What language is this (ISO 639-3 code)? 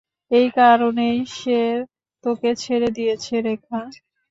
ben